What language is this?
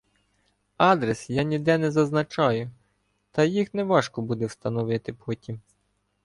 Ukrainian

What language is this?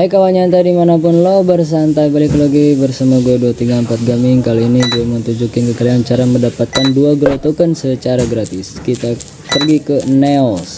Indonesian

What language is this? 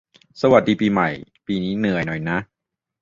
Thai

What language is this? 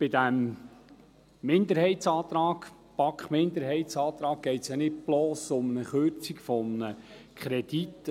Swiss German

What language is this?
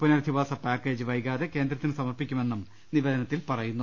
Malayalam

